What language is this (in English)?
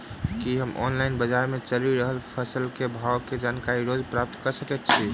Maithili